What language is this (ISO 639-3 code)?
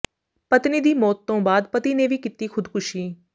pan